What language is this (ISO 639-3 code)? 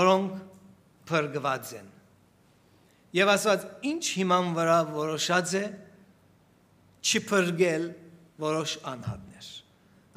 tur